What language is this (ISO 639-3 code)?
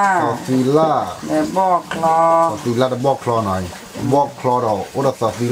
tha